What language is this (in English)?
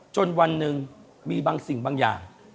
Thai